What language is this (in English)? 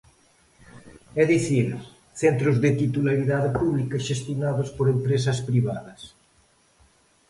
Galician